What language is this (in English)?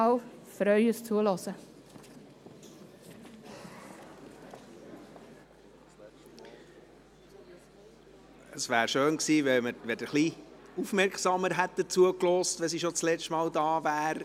Swiss German